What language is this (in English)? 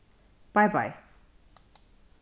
Faroese